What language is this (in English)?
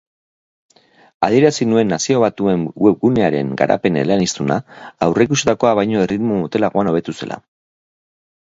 Basque